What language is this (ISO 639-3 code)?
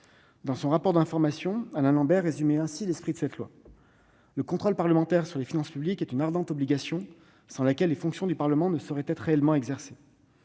fra